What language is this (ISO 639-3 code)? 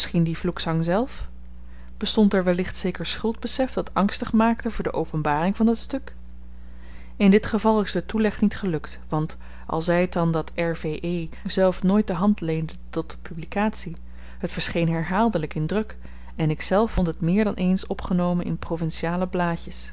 nld